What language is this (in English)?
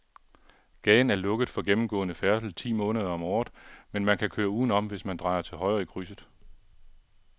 Danish